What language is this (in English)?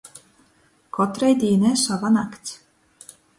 Latgalian